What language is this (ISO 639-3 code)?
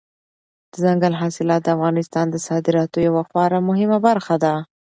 pus